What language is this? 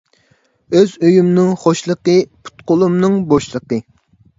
Uyghur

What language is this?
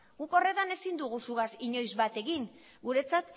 Basque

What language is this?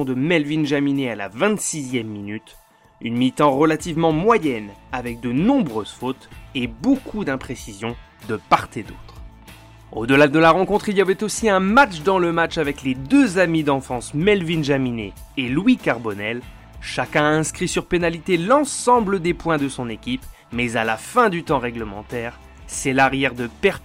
French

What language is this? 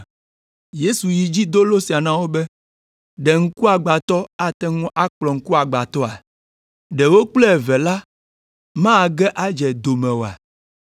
Ewe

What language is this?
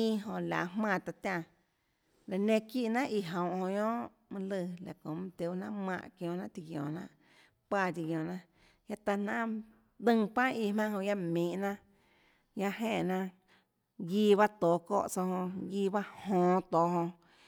Tlacoatzintepec Chinantec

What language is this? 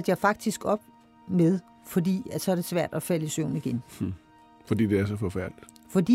Danish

